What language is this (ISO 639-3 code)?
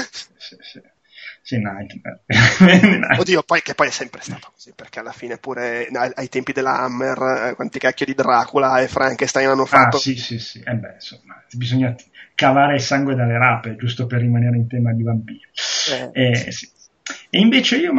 ita